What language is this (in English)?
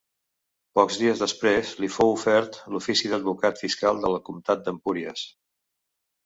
Catalan